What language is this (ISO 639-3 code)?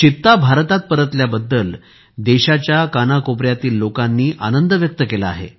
mar